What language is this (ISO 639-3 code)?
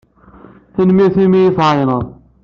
kab